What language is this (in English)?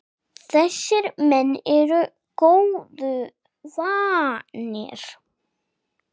Icelandic